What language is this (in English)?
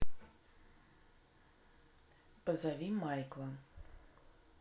Russian